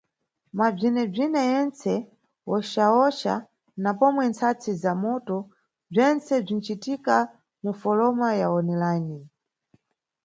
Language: Nyungwe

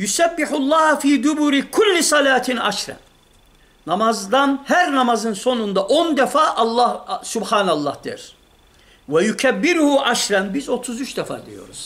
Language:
Turkish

